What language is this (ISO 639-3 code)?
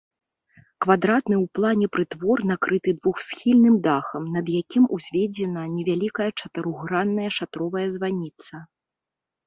bel